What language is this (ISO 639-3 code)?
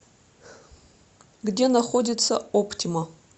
rus